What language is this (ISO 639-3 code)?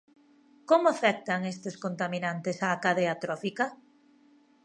glg